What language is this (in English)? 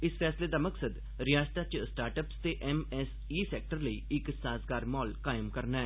Dogri